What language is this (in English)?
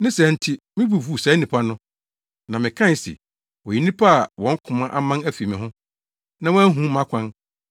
Akan